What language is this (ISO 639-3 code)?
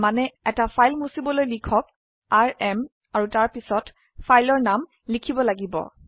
asm